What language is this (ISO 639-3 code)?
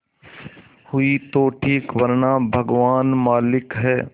hin